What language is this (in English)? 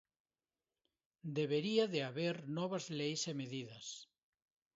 Galician